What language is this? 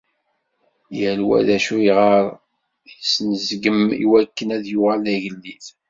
Kabyle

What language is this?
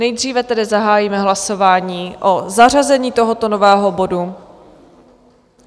Czech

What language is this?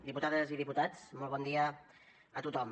Catalan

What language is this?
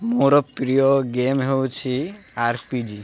Odia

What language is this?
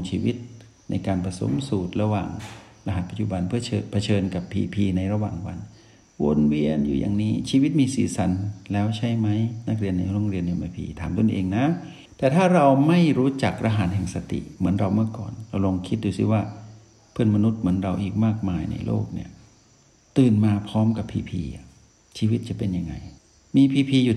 Thai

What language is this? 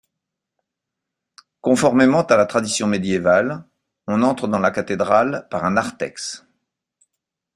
French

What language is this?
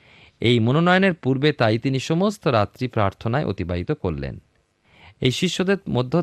Bangla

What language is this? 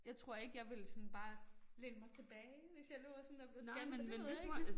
Danish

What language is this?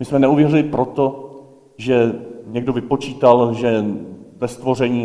Czech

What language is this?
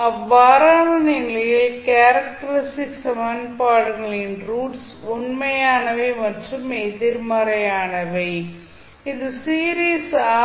Tamil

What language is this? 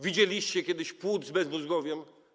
Polish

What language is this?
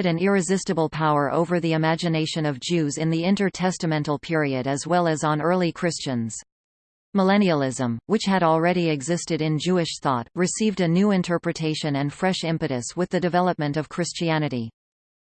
English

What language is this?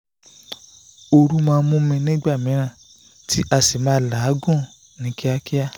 Yoruba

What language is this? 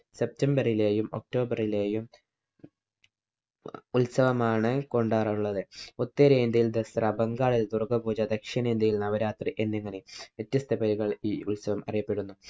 Malayalam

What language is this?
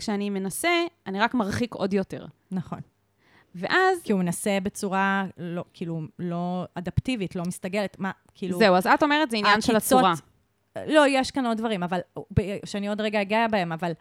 Hebrew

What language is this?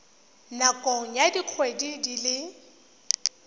Tswana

